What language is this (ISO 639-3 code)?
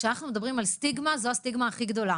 heb